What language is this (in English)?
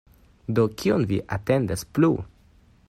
Esperanto